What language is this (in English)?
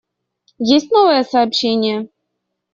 Russian